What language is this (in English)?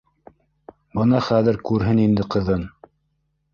Bashkir